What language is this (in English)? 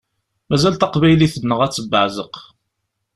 Kabyle